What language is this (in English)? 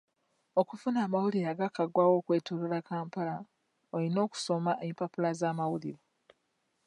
Ganda